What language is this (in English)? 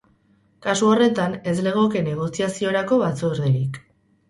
Basque